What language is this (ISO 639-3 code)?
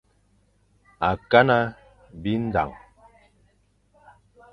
fan